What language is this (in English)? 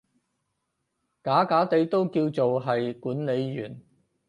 Cantonese